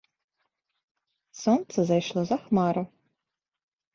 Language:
Belarusian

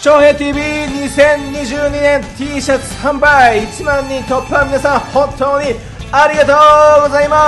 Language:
Japanese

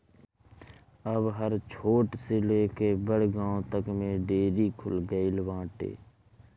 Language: Bhojpuri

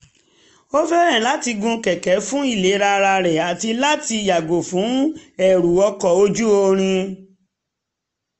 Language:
Yoruba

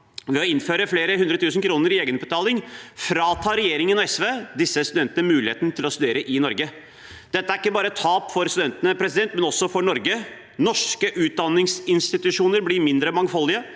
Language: Norwegian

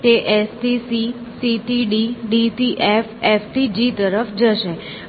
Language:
Gujarati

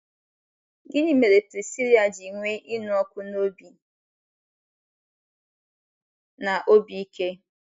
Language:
Igbo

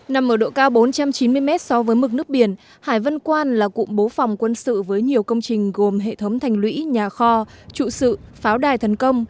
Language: Vietnamese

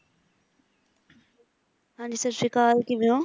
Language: Punjabi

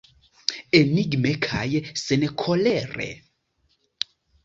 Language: Esperanto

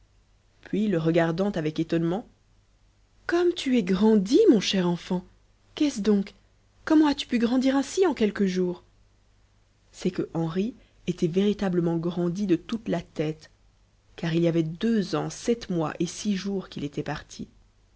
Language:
French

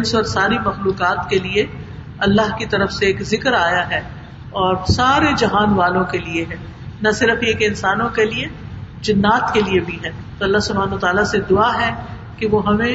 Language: Urdu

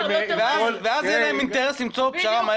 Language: Hebrew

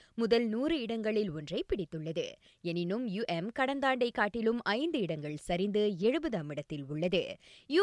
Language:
Tamil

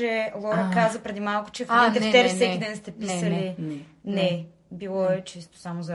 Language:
Bulgarian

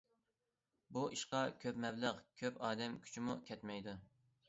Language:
Uyghur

